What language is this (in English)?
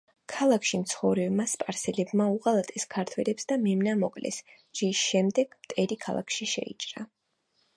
Georgian